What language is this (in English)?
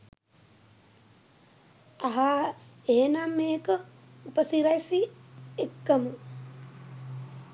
Sinhala